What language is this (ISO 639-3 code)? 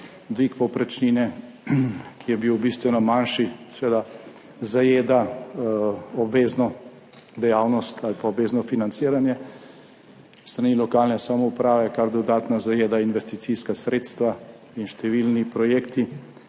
slv